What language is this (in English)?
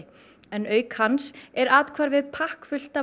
Icelandic